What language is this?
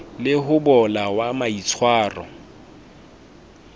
Southern Sotho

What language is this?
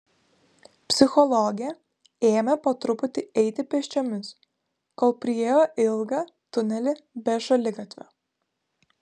Lithuanian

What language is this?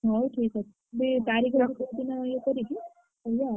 Odia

